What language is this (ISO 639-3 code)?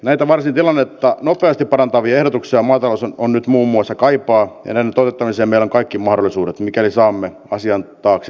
fin